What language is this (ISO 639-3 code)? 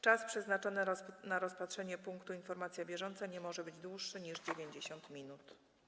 pol